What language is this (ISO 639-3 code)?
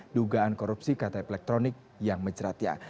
ind